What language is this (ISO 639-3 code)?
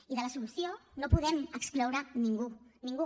cat